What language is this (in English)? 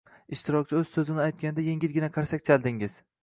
Uzbek